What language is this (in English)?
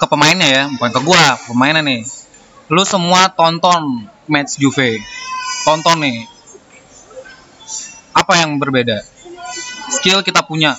Indonesian